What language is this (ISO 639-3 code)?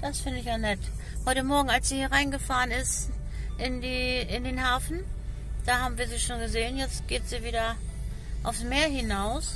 deu